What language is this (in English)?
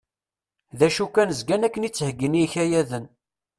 Kabyle